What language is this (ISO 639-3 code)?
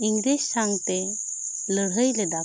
sat